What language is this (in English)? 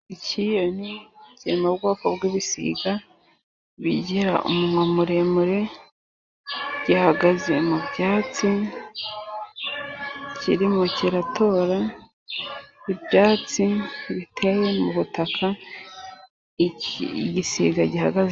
Kinyarwanda